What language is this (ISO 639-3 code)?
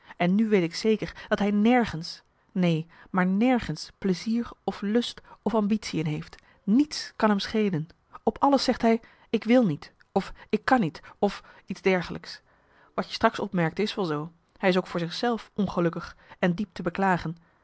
nld